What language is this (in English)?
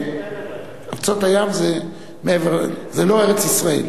Hebrew